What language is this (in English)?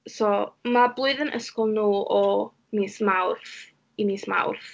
Welsh